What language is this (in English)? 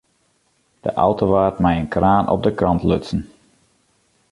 Western Frisian